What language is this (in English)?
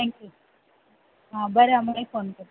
Konkani